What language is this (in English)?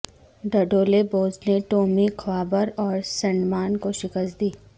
Urdu